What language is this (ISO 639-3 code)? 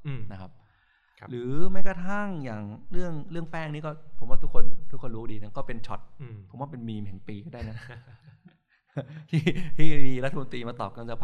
tha